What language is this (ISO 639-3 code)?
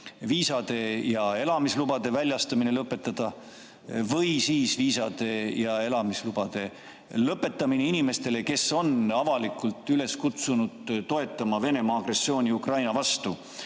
est